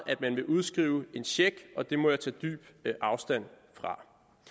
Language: Danish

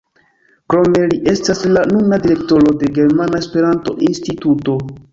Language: Esperanto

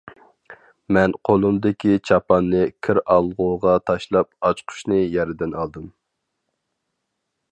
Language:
Uyghur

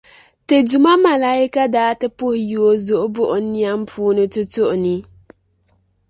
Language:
Dagbani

